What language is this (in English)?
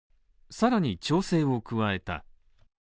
Japanese